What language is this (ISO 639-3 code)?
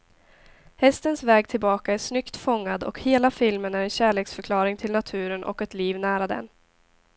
swe